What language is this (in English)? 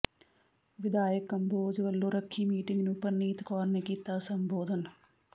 Punjabi